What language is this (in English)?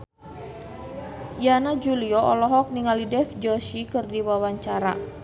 Sundanese